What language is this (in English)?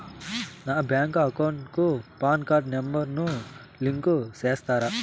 Telugu